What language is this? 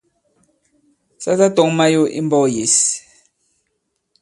Bankon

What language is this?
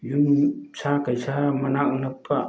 Manipuri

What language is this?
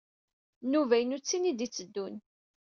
Kabyle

